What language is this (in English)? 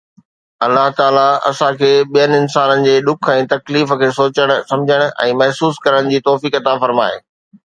Sindhi